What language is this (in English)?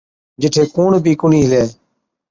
Od